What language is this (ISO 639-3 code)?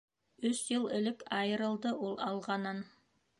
bak